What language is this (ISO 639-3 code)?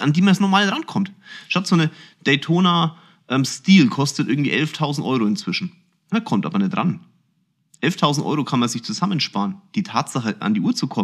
deu